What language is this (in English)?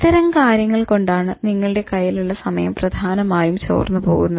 Malayalam